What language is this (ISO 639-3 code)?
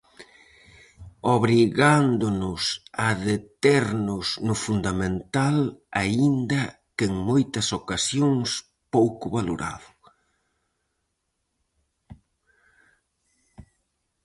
glg